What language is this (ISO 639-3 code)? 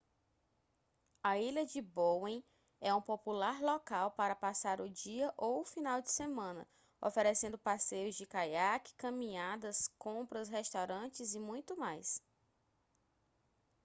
por